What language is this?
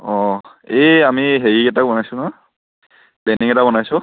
Assamese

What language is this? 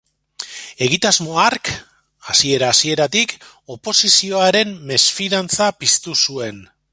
Basque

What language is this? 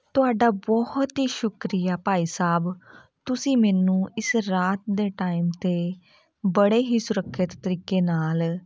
Punjabi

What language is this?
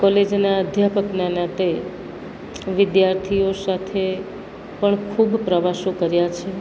Gujarati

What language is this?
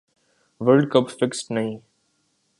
Urdu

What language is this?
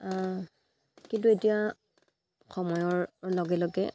Assamese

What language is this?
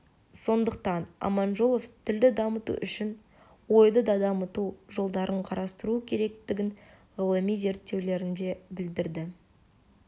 Kazakh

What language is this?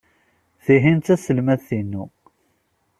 Kabyle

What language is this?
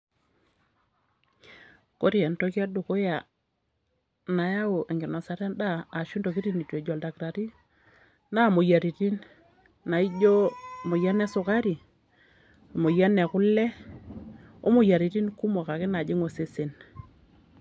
Masai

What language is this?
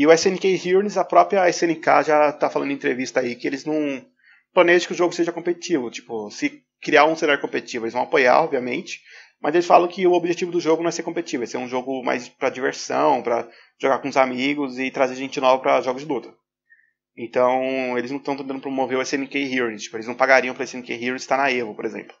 Portuguese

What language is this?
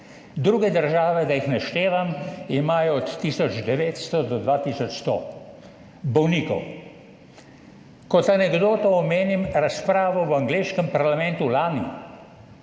Slovenian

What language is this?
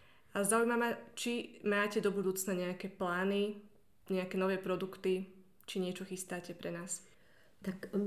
Slovak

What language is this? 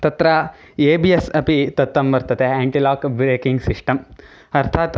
Sanskrit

